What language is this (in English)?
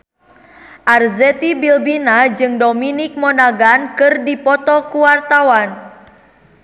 Sundanese